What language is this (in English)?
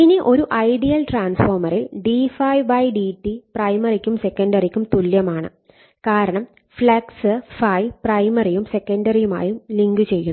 Malayalam